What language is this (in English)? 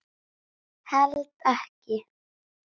Icelandic